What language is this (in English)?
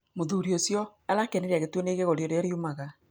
Kikuyu